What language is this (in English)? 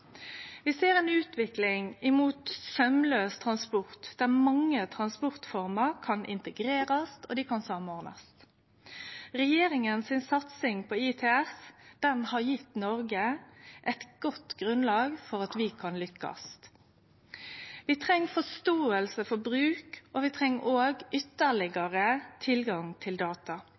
Norwegian Nynorsk